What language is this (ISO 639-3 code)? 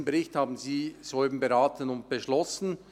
gsw